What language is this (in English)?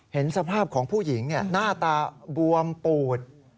Thai